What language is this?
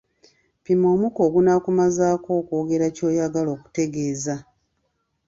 Ganda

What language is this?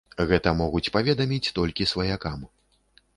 Belarusian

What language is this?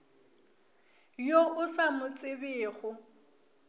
Northern Sotho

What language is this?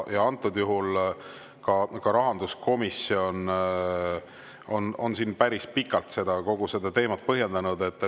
Estonian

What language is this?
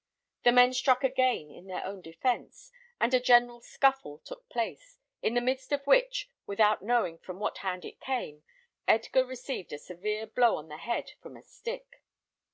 English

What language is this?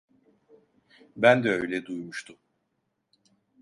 Turkish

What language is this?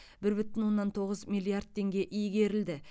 Kazakh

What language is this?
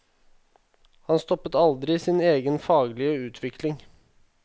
Norwegian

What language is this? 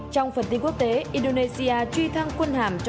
Vietnamese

